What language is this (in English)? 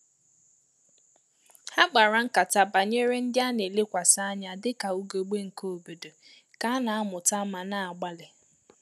Igbo